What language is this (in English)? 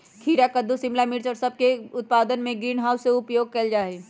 Magahi